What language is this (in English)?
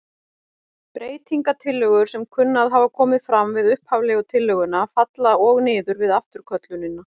Icelandic